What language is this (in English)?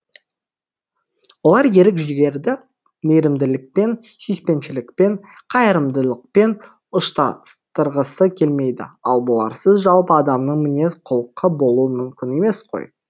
Kazakh